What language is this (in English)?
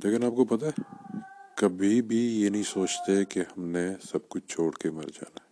Urdu